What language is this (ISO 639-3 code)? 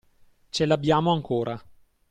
ita